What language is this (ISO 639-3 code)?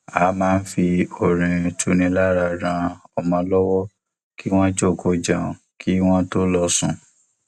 yor